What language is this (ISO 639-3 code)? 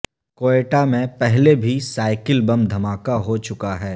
urd